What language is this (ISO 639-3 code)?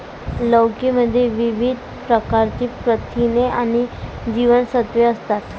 mar